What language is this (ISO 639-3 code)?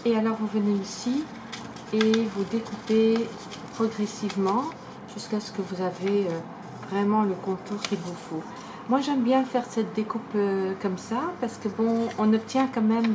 fra